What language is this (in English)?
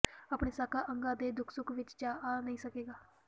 Punjabi